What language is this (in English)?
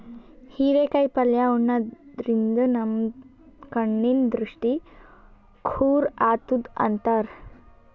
Kannada